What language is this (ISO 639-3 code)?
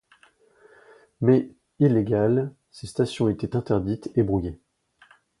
fra